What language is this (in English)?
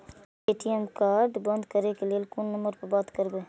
Maithili